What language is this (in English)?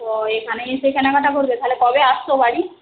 Bangla